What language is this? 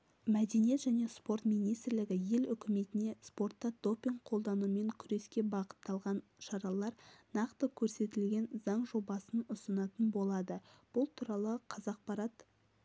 Kazakh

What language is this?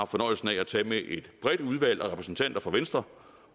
Danish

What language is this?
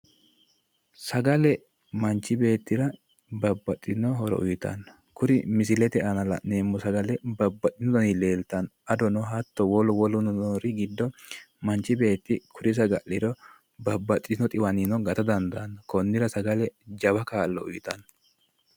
Sidamo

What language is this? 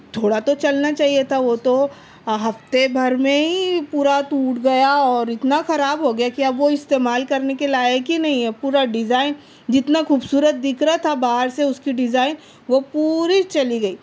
Urdu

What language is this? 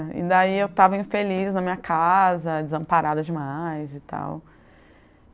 Portuguese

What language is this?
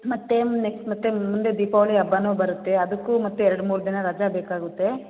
Kannada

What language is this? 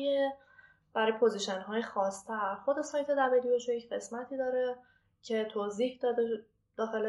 Persian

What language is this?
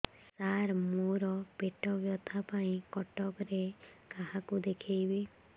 Odia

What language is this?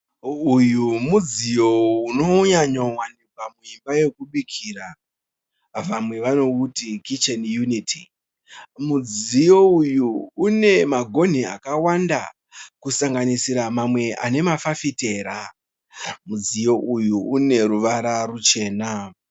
Shona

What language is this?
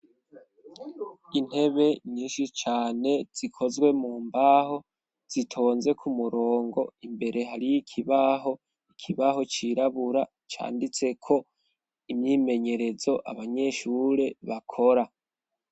Rundi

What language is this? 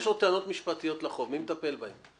Hebrew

